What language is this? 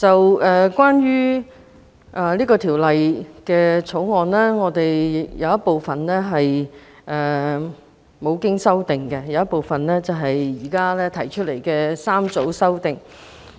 Cantonese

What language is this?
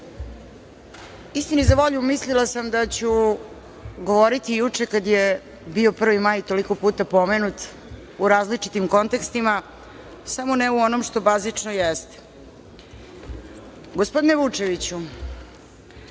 Serbian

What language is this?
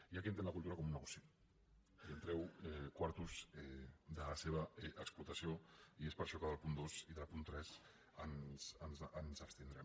Catalan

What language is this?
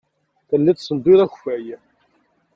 Kabyle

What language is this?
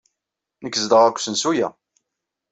Kabyle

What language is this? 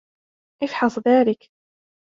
Arabic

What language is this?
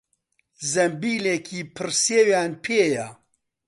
Central Kurdish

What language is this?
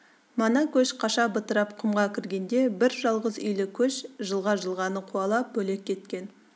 Kazakh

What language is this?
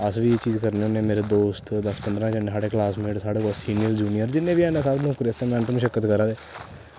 Dogri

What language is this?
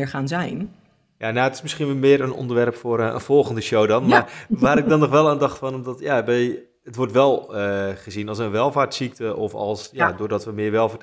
Dutch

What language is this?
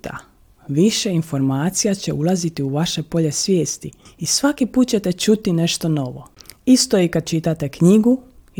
Croatian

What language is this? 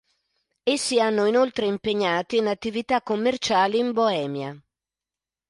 Italian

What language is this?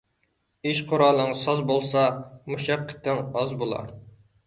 Uyghur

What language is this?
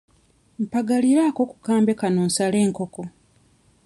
Ganda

